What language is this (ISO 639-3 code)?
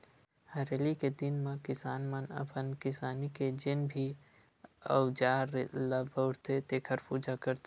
hne